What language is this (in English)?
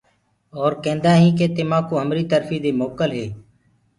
Gurgula